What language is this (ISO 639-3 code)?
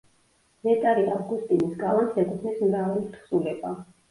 kat